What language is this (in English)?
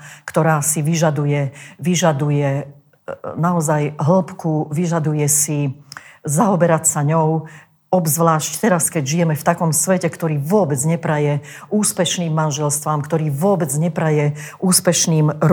Slovak